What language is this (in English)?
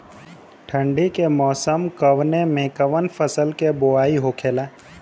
Bhojpuri